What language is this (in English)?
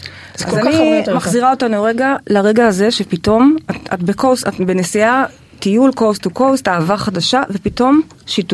Hebrew